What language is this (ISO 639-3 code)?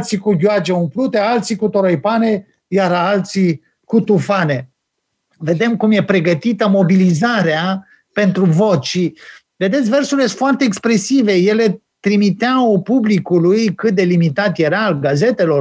ron